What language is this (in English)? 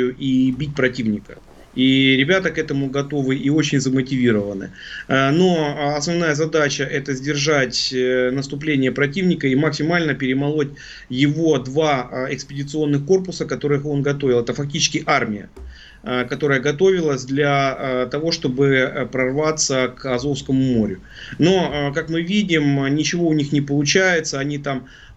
Russian